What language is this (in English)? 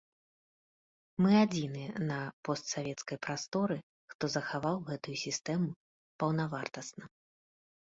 Belarusian